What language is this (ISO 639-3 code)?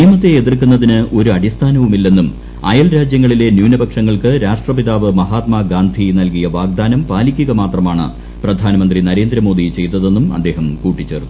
mal